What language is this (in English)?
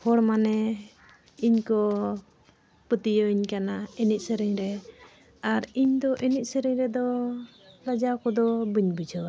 Santali